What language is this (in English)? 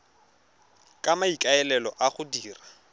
Tswana